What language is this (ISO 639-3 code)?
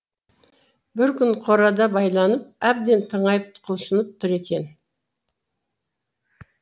kaz